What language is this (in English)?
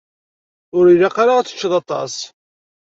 Kabyle